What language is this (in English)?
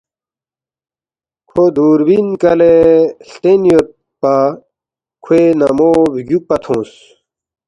Balti